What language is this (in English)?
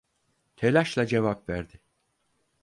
Turkish